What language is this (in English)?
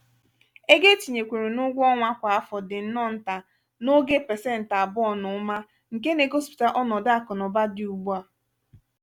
Igbo